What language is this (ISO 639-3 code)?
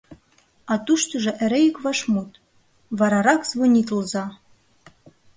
chm